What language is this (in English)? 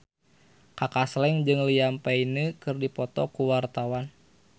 Sundanese